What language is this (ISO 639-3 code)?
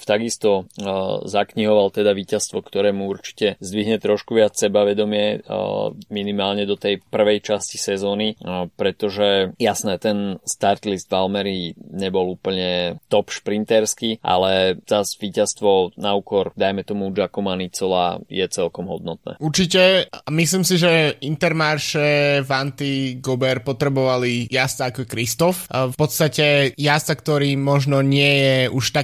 slk